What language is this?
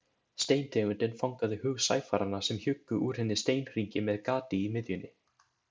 Icelandic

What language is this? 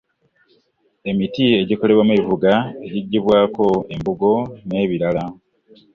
Ganda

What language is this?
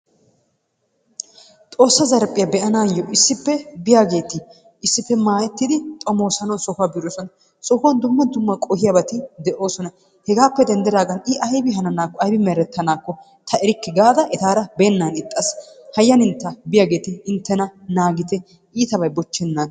Wolaytta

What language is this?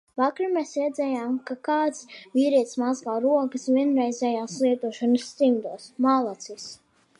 Latvian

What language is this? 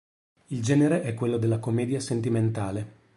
Italian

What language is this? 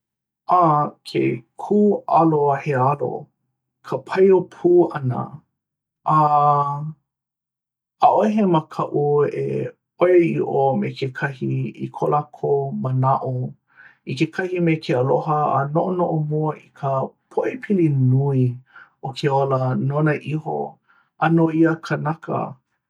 Hawaiian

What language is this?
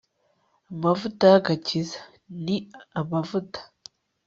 Kinyarwanda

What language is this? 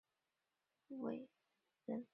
Chinese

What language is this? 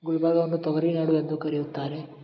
Kannada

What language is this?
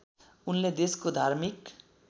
Nepali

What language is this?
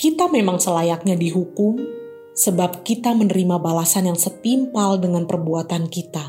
Indonesian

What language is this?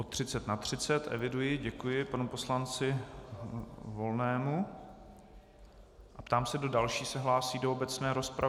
Czech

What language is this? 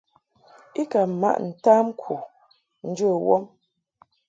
Mungaka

